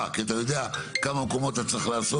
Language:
Hebrew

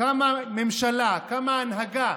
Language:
Hebrew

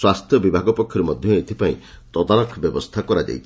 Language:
Odia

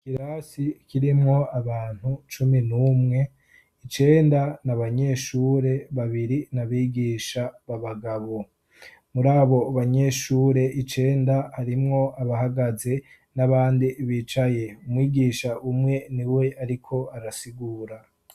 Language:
Rundi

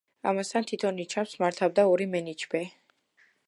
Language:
Georgian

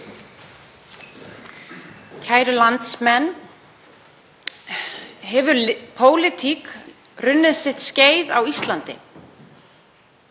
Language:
Icelandic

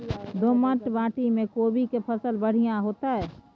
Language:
Maithili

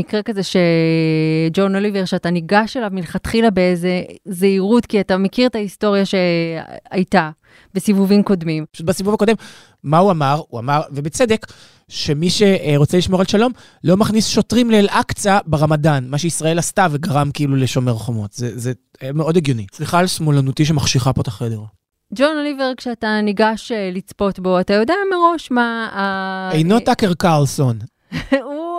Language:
Hebrew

